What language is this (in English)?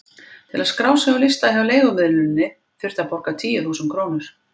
Icelandic